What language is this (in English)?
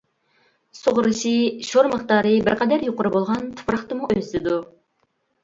Uyghur